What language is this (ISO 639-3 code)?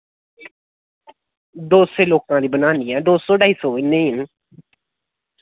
doi